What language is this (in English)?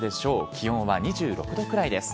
Japanese